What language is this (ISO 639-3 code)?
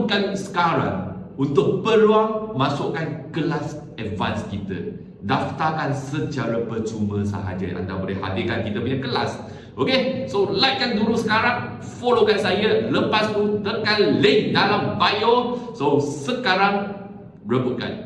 msa